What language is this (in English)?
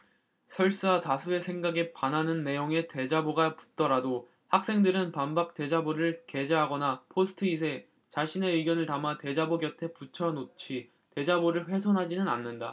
Korean